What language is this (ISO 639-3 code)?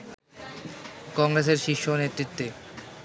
ben